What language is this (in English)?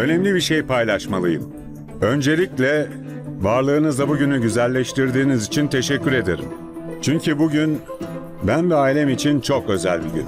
Turkish